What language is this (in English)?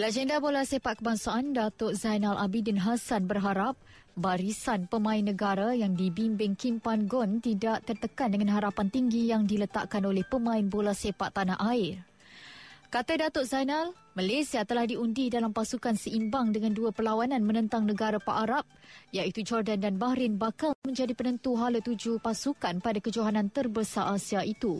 Malay